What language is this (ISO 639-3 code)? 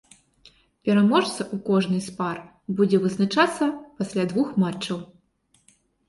bel